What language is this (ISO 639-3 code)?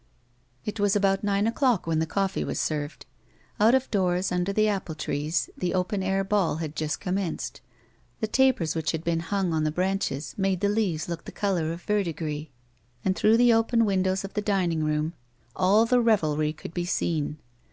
eng